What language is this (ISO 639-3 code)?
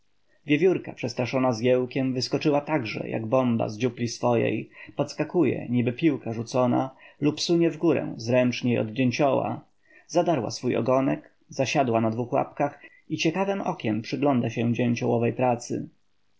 pol